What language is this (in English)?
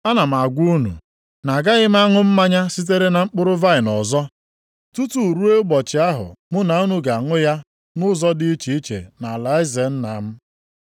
Igbo